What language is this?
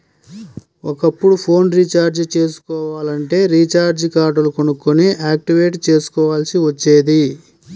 Telugu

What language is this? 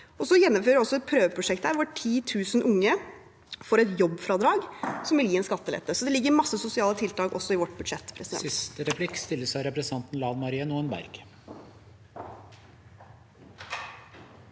Norwegian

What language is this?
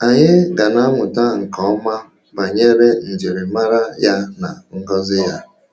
Igbo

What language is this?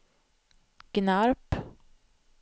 Swedish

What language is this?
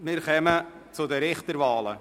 Swiss German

